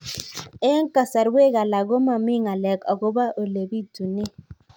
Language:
Kalenjin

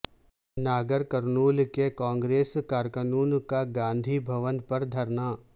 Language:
Urdu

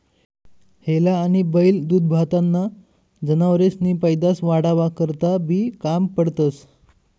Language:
Marathi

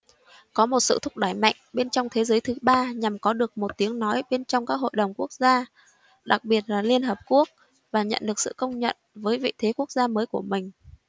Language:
Vietnamese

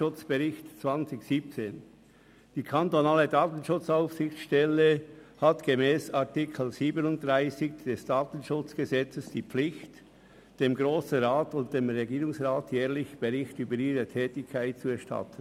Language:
Swiss German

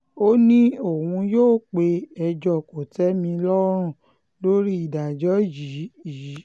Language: Yoruba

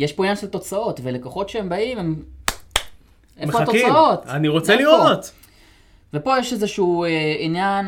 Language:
Hebrew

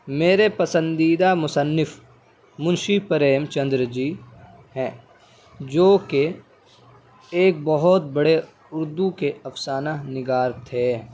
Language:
Urdu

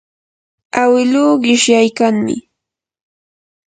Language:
Yanahuanca Pasco Quechua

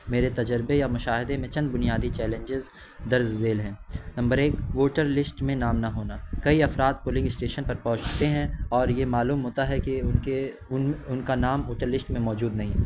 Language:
Urdu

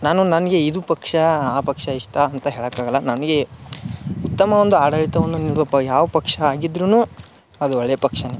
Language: Kannada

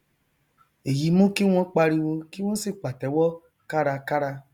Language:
Yoruba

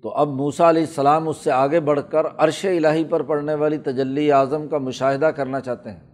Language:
Urdu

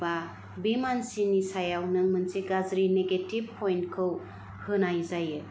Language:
Bodo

